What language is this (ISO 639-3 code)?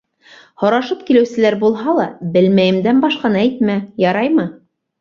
bak